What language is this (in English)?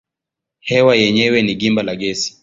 Swahili